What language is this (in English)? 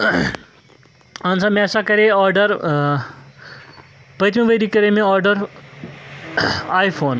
Kashmiri